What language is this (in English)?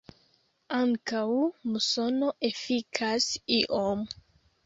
Esperanto